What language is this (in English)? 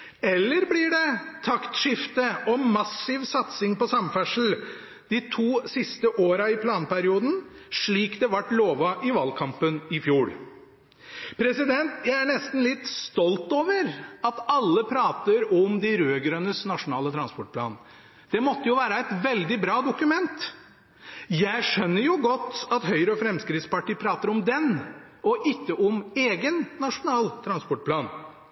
Norwegian Bokmål